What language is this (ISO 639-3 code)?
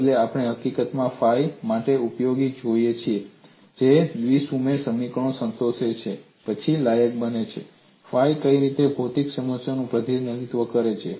guj